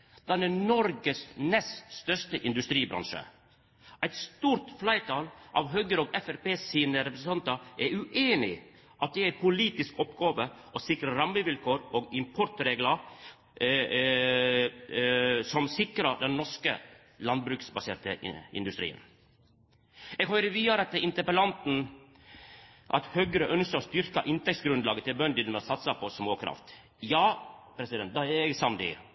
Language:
Norwegian Nynorsk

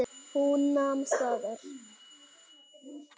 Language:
Icelandic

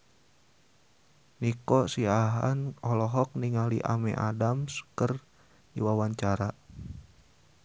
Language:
Sundanese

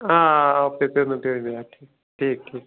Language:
Kashmiri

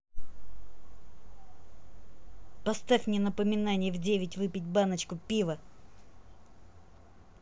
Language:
Russian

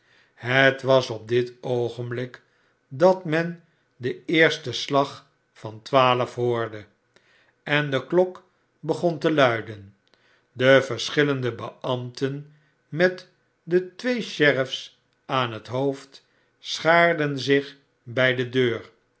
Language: Dutch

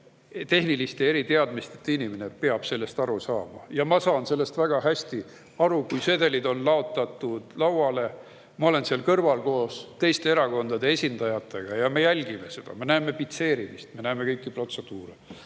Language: Estonian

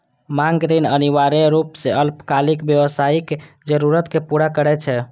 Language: Maithili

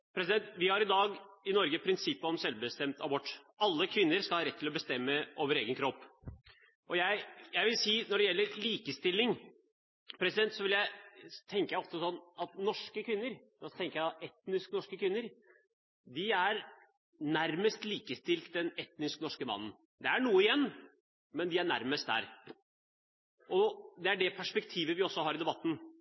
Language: Norwegian Bokmål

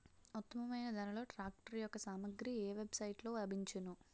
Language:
Telugu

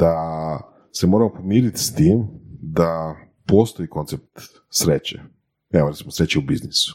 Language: Croatian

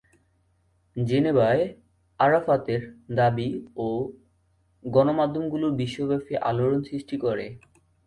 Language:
Bangla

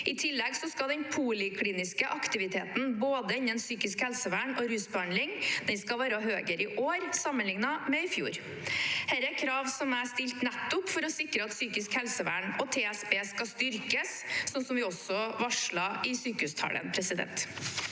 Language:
Norwegian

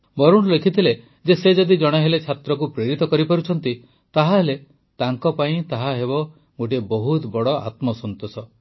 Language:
Odia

